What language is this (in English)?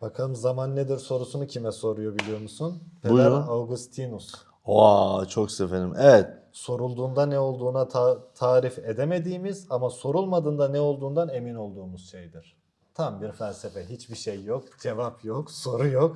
Turkish